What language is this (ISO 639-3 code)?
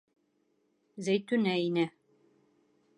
bak